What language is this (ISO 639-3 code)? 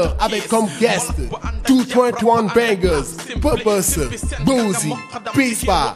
nld